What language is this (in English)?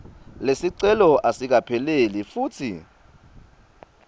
Swati